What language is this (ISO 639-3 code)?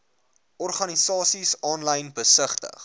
afr